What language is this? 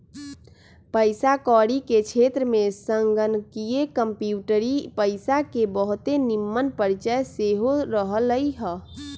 Magahi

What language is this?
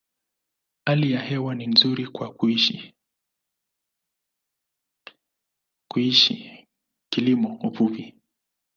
Swahili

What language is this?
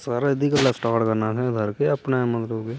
Dogri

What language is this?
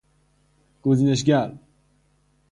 Persian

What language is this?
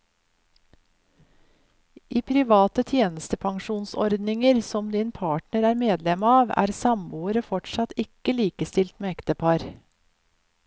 Norwegian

